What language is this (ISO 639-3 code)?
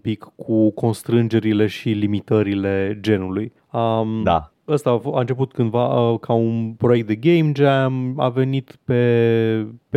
ron